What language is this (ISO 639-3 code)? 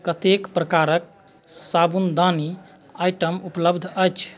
mai